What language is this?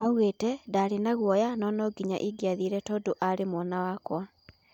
Kikuyu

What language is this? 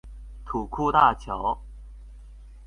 Chinese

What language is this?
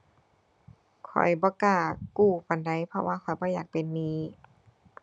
Thai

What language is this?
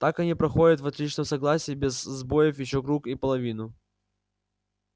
Russian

